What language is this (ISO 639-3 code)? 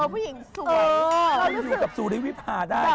tha